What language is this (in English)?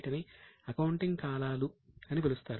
Telugu